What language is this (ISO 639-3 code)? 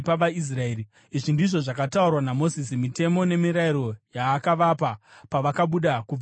sna